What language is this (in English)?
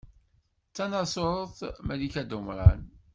Kabyle